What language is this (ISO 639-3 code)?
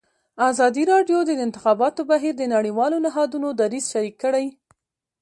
pus